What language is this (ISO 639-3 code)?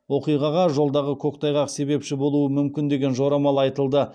kaz